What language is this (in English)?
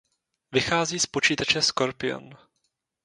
Czech